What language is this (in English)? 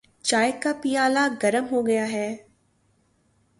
Urdu